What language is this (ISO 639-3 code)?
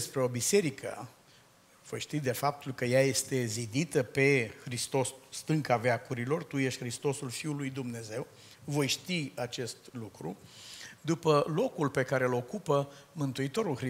ron